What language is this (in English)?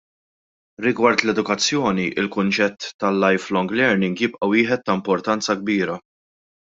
Maltese